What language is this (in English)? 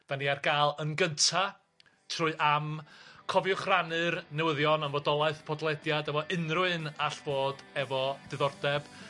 Welsh